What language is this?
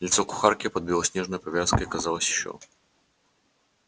Russian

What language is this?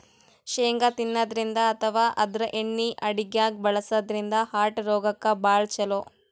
Kannada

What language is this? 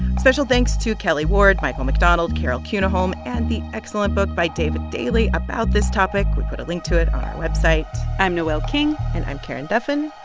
English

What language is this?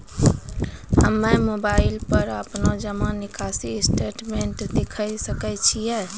Maithili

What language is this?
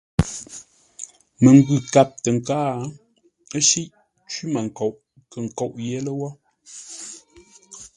Ngombale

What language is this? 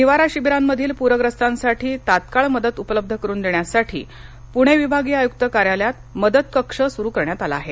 Marathi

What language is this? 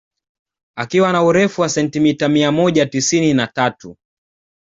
Swahili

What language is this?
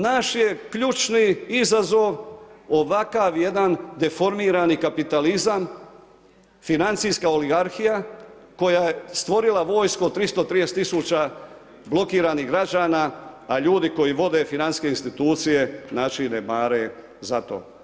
Croatian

